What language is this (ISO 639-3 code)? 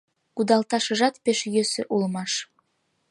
chm